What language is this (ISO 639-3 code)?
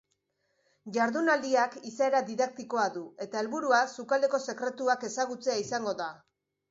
eus